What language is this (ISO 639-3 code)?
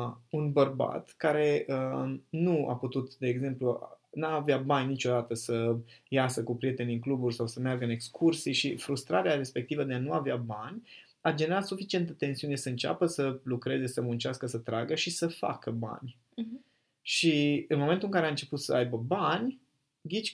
ron